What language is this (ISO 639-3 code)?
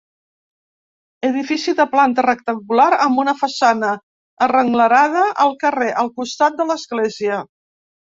cat